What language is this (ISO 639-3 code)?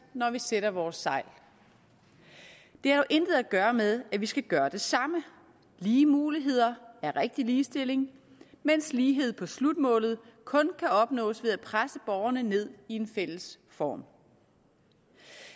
dan